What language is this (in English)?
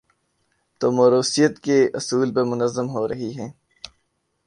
Urdu